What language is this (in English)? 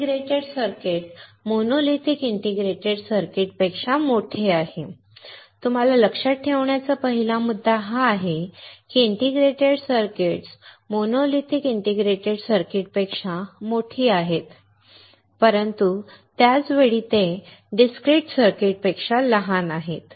Marathi